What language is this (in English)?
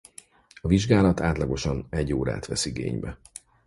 Hungarian